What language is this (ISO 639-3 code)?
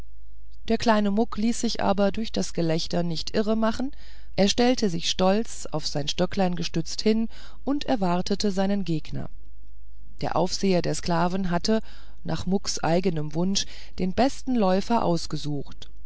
deu